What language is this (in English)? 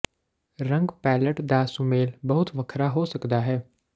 Punjabi